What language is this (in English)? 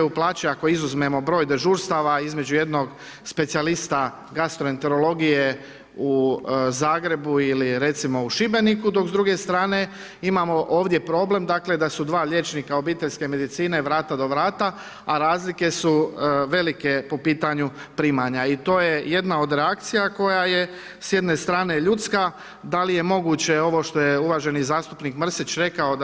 Croatian